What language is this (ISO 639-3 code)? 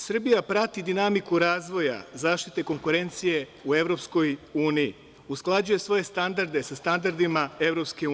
srp